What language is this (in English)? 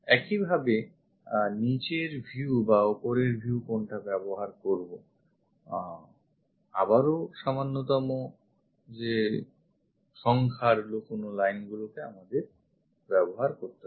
Bangla